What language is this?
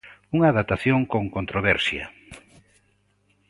Galician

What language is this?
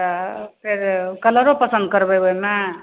Maithili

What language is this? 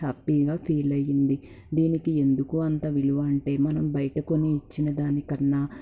Telugu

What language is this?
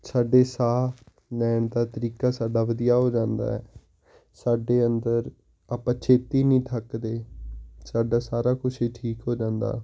Punjabi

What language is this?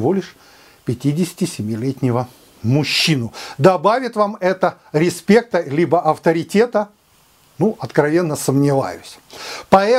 Russian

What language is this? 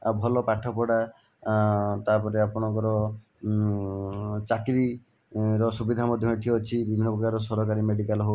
Odia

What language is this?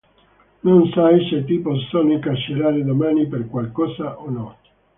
Italian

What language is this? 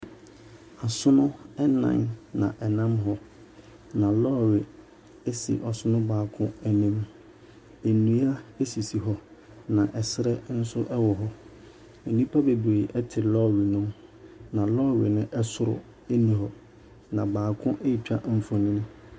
Akan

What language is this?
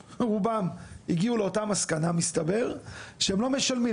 Hebrew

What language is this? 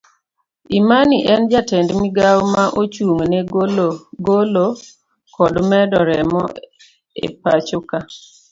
Luo (Kenya and Tanzania)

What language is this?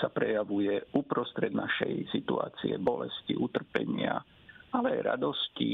Slovak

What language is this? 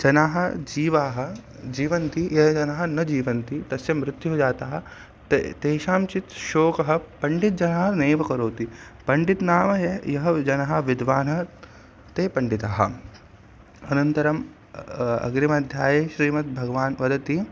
Sanskrit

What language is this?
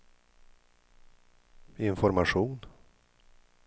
Swedish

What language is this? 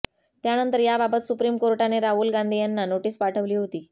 Marathi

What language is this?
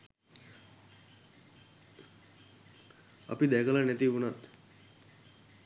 Sinhala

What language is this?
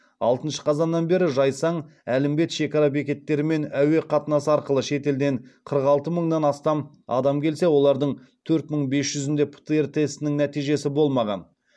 Kazakh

